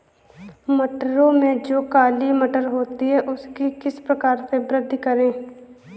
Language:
Hindi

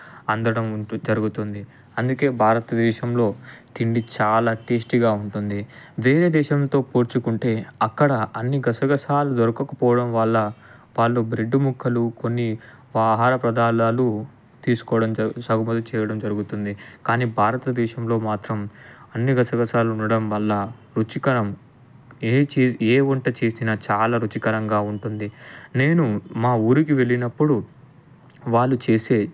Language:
Telugu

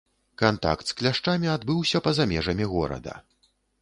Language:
Belarusian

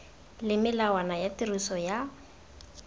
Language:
Tswana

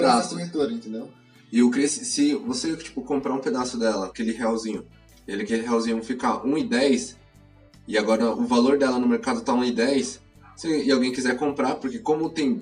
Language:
Portuguese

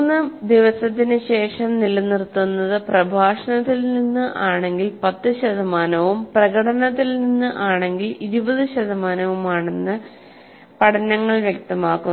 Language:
Malayalam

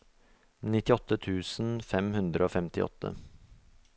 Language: Norwegian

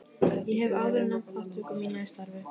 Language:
Icelandic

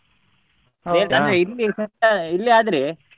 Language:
Kannada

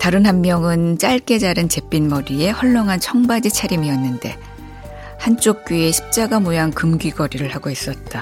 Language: Korean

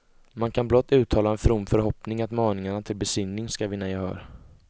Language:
Swedish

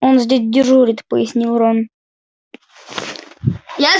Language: Russian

